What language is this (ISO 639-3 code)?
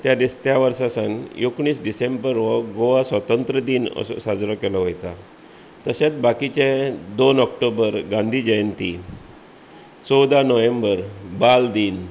kok